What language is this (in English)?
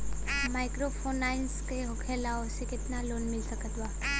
Bhojpuri